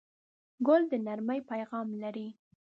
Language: Pashto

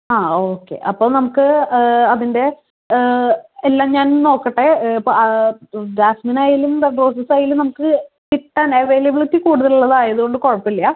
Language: Malayalam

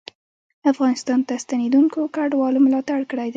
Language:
Pashto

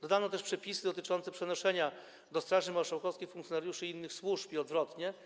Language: Polish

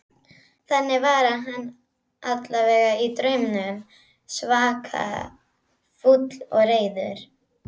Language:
Icelandic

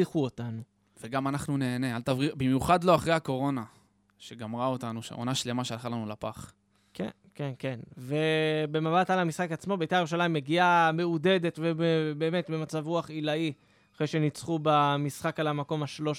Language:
Hebrew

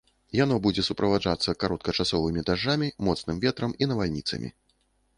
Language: Belarusian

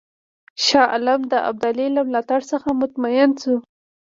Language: Pashto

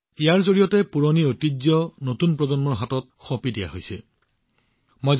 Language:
Assamese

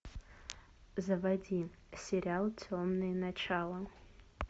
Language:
Russian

